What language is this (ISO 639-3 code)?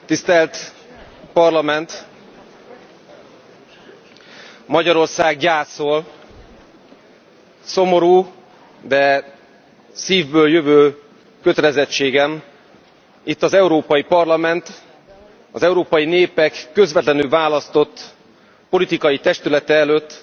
hun